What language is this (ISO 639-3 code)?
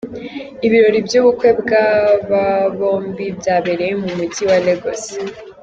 kin